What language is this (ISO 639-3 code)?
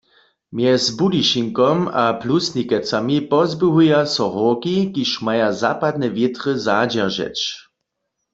hsb